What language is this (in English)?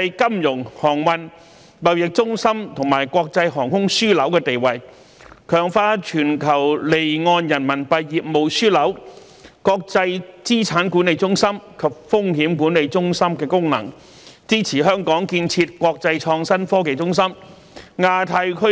Cantonese